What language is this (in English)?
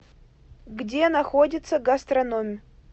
Russian